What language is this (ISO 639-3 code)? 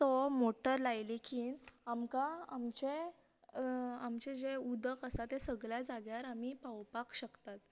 kok